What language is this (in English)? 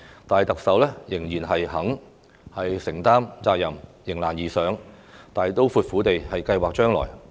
Cantonese